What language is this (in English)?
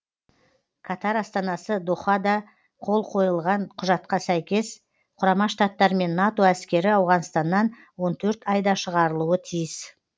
Kazakh